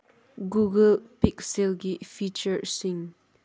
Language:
Manipuri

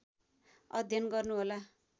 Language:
Nepali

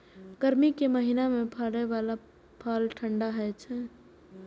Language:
Maithili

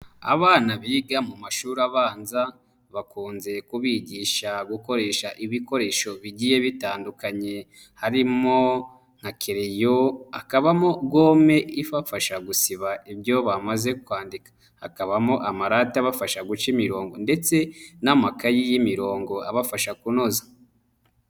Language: Kinyarwanda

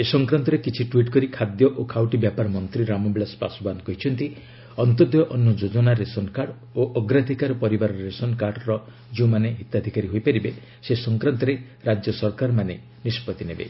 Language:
Odia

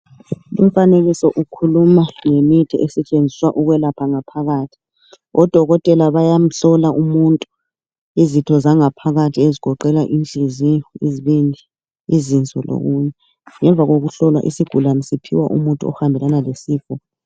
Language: North Ndebele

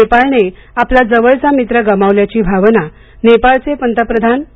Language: Marathi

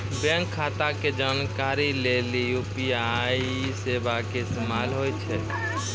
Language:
Maithili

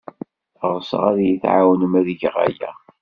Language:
Kabyle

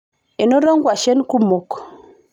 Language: Masai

